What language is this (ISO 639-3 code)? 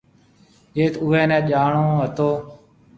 mve